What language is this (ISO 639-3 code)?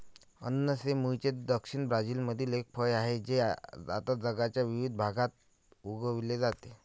mar